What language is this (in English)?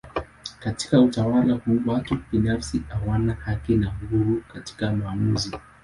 Swahili